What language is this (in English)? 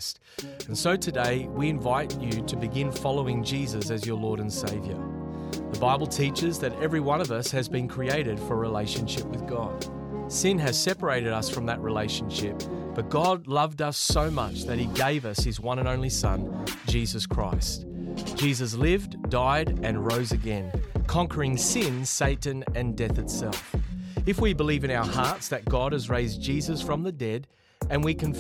English